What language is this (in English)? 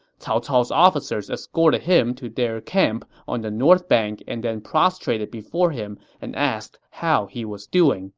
English